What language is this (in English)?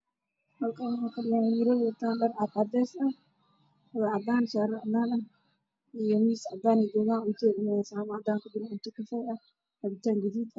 Somali